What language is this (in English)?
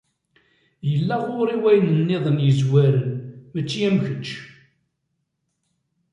Kabyle